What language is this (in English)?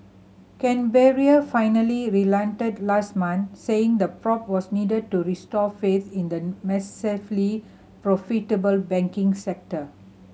English